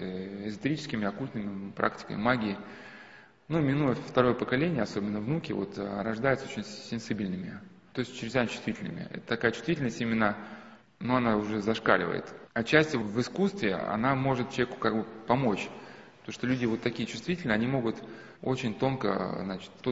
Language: Russian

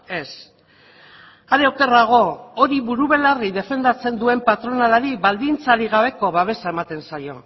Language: Basque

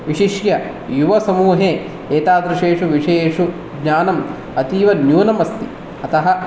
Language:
Sanskrit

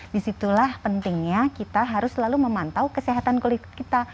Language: Indonesian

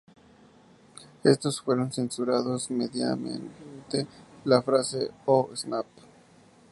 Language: Spanish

